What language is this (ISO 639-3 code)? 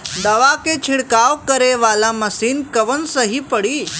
bho